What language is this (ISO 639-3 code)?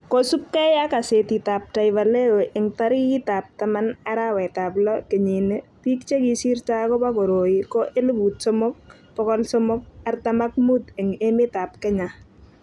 kln